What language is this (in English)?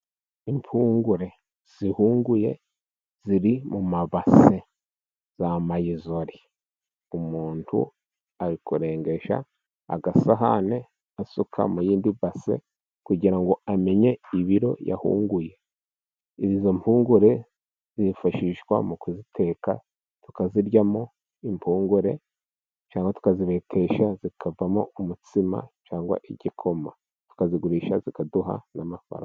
Kinyarwanda